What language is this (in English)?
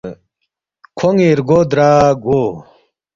Balti